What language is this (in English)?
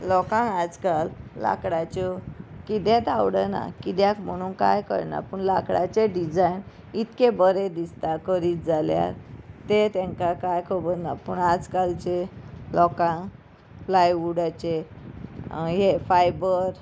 Konkani